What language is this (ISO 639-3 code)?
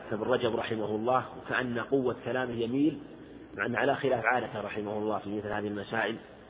ara